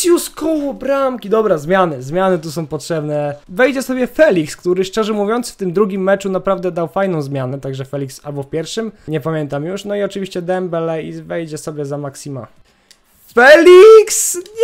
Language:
Polish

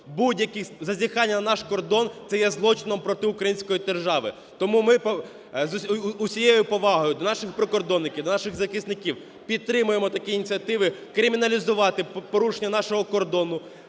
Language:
Ukrainian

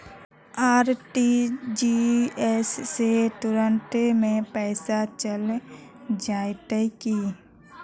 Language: Magahi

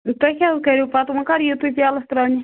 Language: Kashmiri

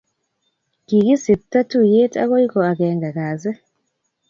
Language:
Kalenjin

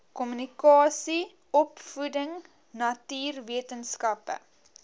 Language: Afrikaans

